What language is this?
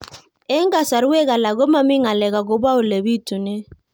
Kalenjin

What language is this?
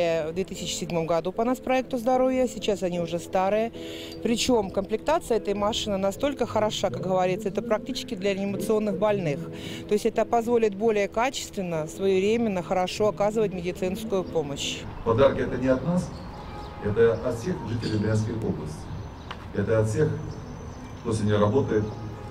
Russian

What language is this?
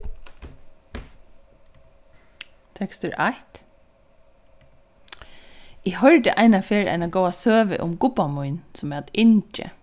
Faroese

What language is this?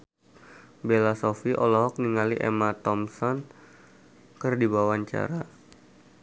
Sundanese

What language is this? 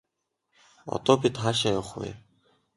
Mongolian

